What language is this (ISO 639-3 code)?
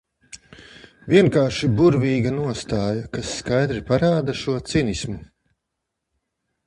lav